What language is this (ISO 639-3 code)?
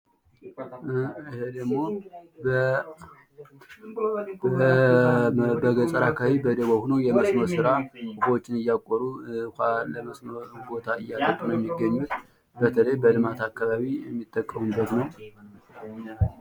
amh